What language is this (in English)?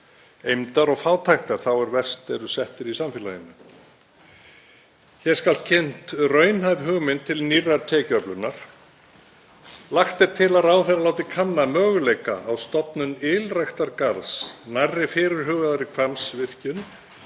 Icelandic